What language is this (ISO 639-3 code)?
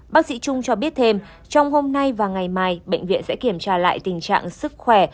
vie